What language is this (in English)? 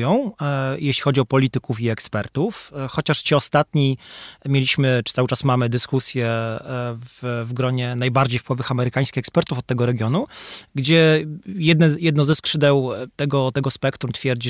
Polish